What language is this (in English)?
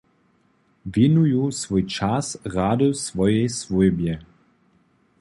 Upper Sorbian